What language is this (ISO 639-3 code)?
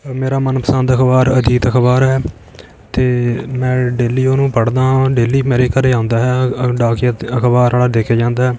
pan